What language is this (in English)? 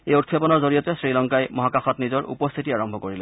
Assamese